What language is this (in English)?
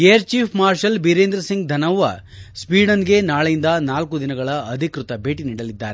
Kannada